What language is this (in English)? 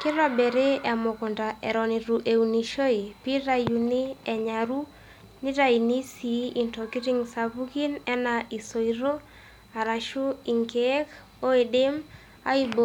Masai